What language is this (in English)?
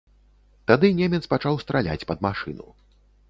Belarusian